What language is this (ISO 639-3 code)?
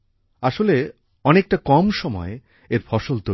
ben